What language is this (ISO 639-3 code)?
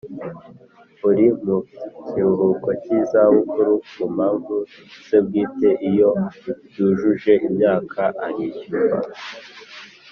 kin